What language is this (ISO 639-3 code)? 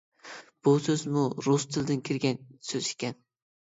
uig